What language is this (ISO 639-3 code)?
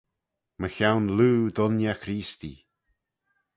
glv